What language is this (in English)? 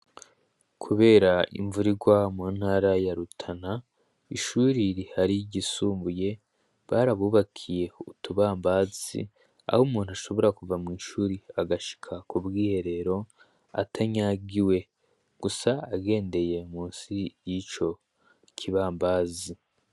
Rundi